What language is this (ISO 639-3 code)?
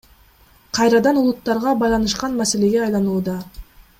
kir